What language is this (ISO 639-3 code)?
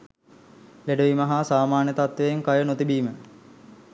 sin